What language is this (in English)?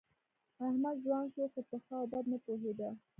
Pashto